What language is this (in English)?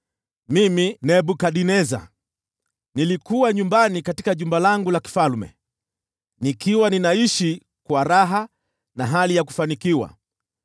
Swahili